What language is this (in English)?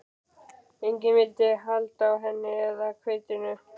Icelandic